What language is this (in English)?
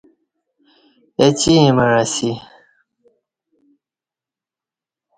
Kati